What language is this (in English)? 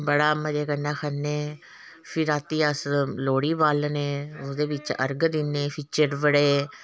Dogri